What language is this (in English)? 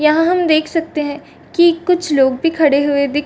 Hindi